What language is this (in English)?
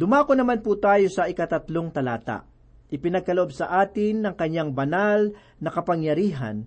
Filipino